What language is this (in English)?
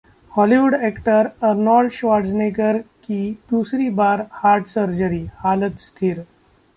Hindi